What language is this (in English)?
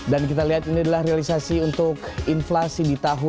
Indonesian